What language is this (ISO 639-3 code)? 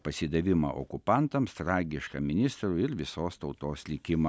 lit